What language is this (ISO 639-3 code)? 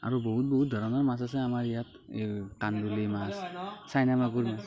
asm